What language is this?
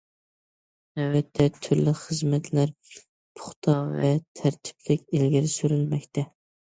Uyghur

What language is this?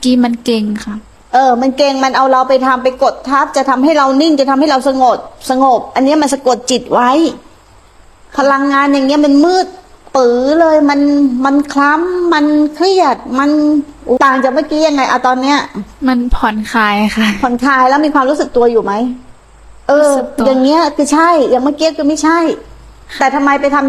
Thai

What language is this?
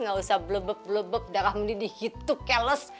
Indonesian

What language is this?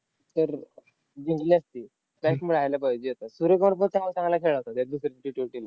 Marathi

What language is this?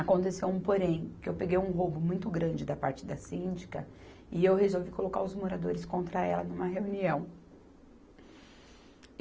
Portuguese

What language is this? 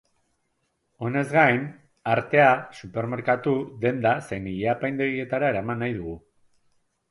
Basque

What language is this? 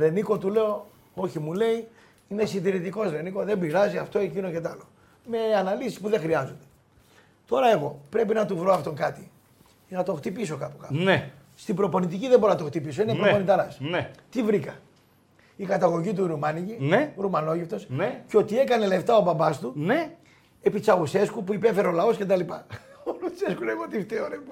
Greek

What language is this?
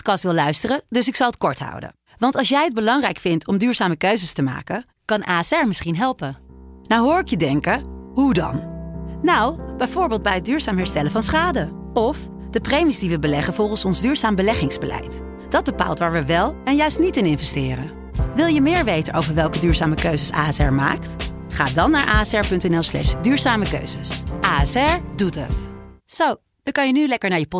Dutch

